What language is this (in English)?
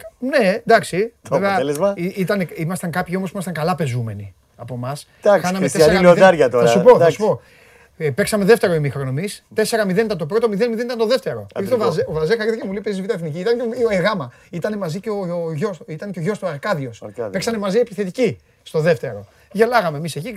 Greek